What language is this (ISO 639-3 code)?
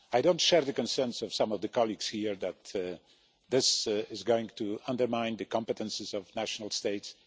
eng